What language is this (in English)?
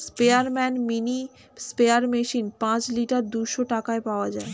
Bangla